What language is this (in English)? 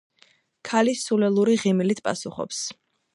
Georgian